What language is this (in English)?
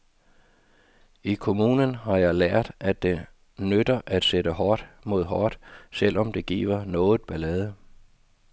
Danish